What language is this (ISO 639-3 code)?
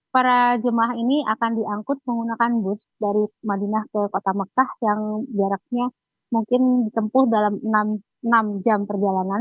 ind